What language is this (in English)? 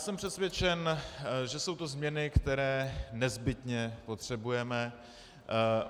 Czech